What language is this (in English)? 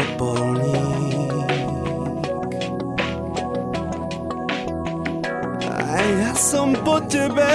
Slovak